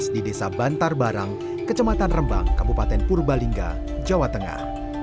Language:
Indonesian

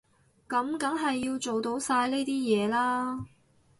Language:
Cantonese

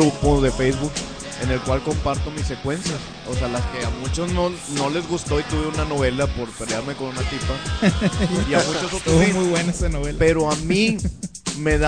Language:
Spanish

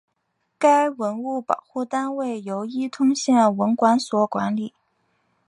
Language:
Chinese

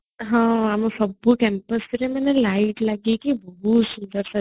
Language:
Odia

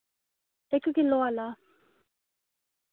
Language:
Dogri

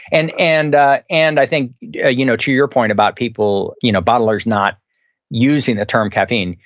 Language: English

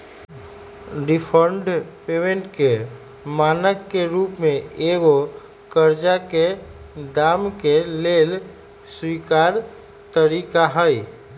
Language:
Magahi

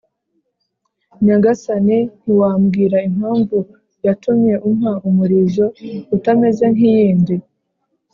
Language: Kinyarwanda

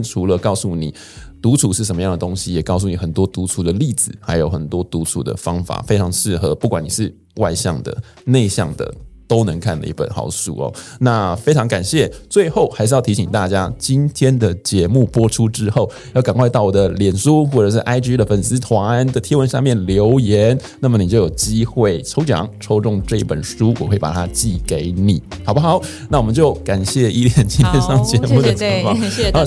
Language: Chinese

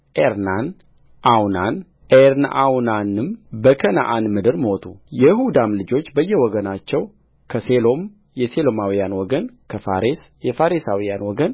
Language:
Amharic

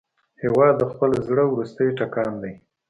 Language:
Pashto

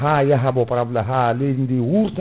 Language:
Fula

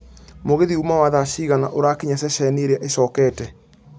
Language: Kikuyu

